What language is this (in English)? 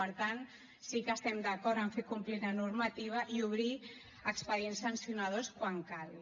Catalan